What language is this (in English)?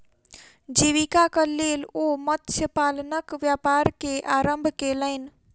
Maithili